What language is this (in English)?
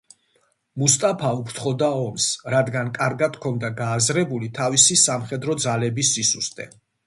Georgian